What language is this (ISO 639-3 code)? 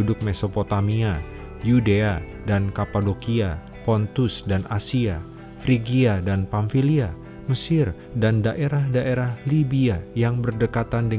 ind